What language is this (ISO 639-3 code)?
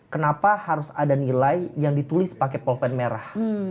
ind